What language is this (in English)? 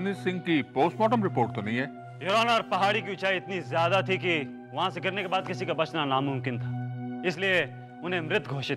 Hindi